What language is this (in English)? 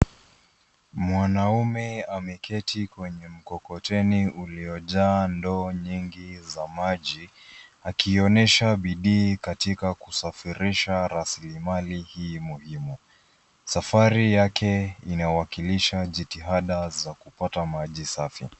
Swahili